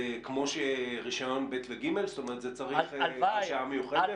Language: Hebrew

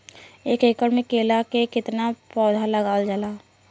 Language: Bhojpuri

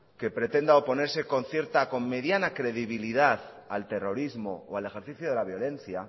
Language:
Spanish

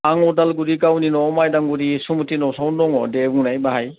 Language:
Bodo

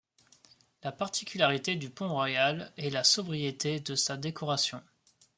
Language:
French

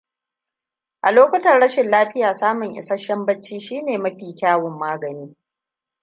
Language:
Hausa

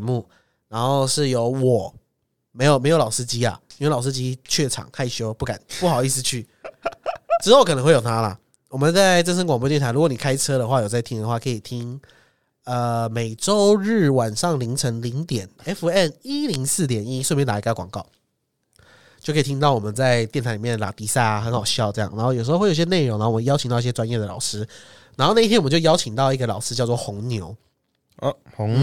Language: Chinese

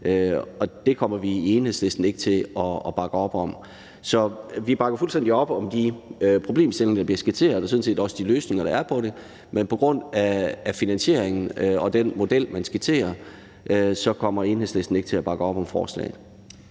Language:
Danish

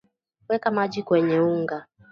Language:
Swahili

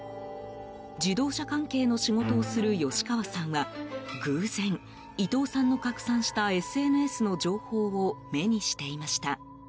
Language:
Japanese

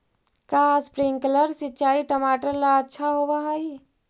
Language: Magahi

